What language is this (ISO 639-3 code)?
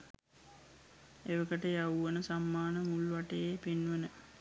sin